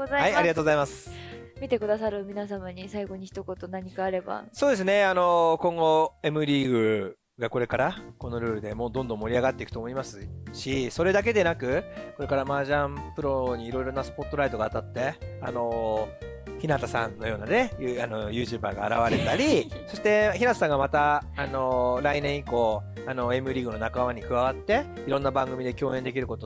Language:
Japanese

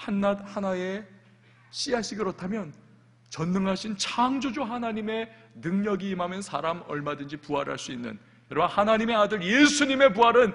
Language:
Korean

